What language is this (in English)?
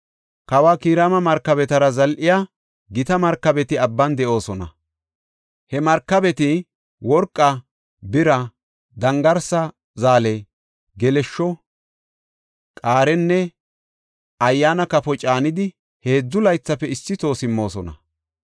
Gofa